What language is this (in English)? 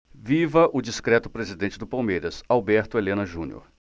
Portuguese